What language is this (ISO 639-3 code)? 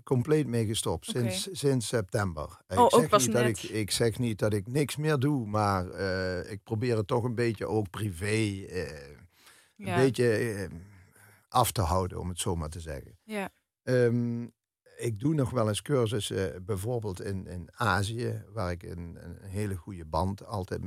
nld